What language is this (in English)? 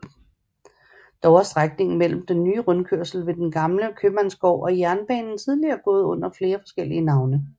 Danish